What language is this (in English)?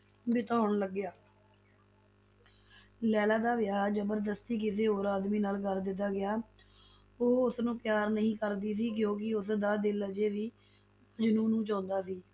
Punjabi